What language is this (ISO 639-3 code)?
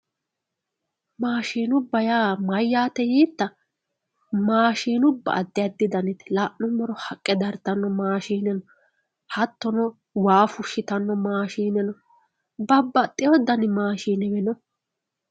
sid